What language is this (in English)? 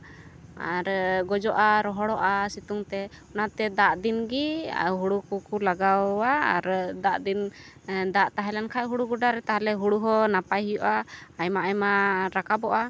Santali